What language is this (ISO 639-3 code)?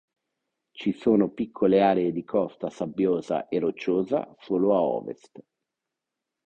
ita